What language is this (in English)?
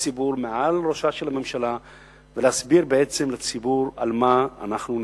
Hebrew